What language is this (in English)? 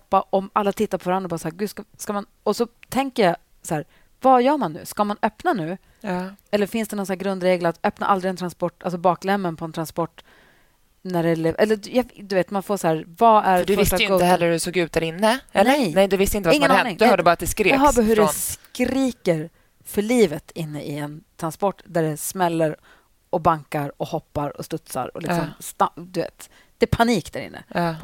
Swedish